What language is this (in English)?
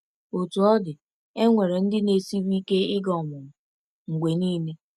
Igbo